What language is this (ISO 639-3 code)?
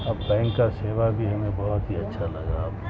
urd